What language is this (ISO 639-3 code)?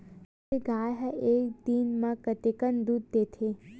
hne